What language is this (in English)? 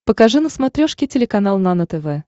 Russian